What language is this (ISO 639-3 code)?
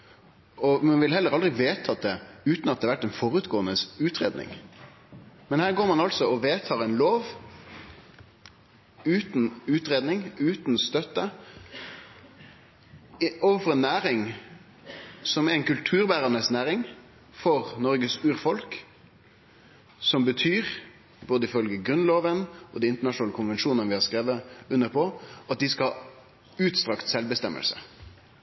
nno